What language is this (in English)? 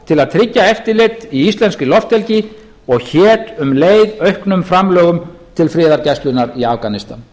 Icelandic